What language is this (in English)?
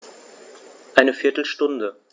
German